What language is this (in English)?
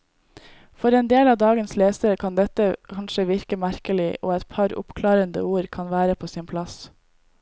Norwegian